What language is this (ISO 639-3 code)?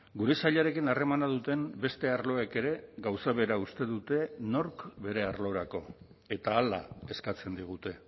eus